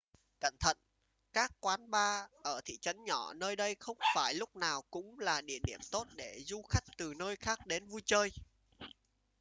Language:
Vietnamese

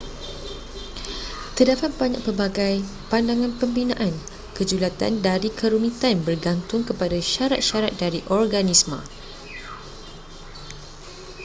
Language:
Malay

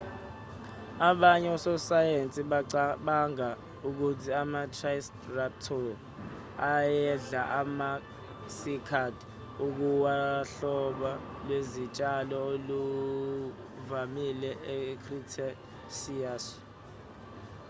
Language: Zulu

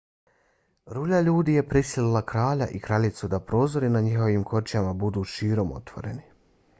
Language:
Bosnian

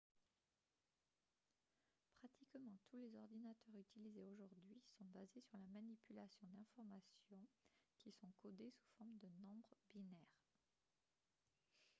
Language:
French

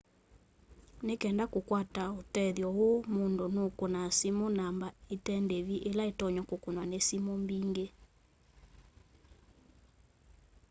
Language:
Kamba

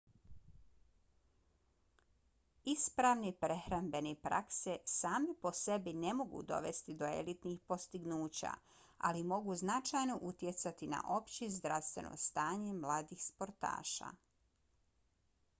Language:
Bosnian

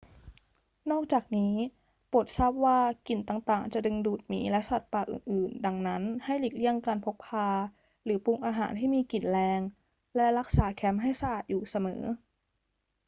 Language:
Thai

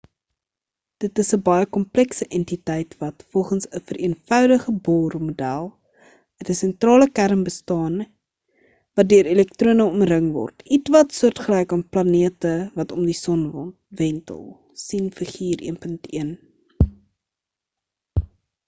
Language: Afrikaans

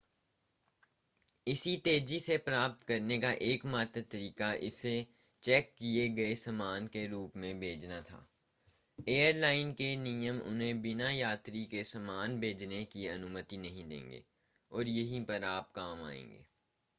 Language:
Hindi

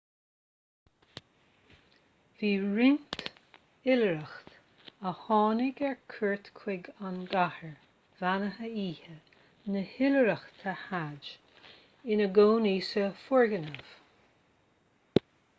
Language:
Irish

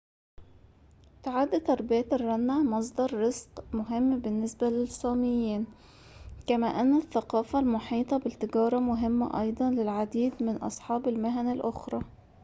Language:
Arabic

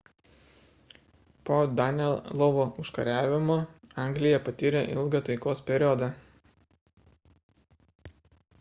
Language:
Lithuanian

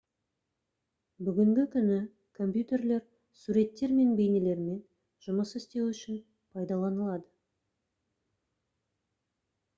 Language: Kazakh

